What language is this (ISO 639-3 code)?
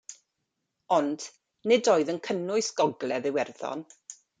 cym